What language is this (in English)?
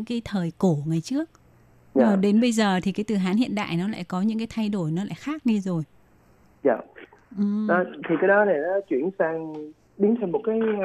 Vietnamese